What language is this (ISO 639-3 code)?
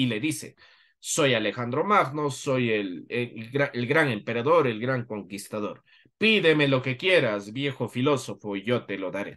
spa